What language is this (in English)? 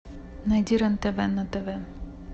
Russian